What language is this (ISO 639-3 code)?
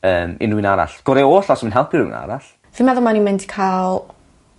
cym